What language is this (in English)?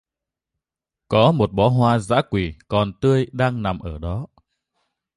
Vietnamese